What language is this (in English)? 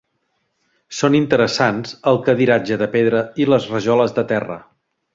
Catalan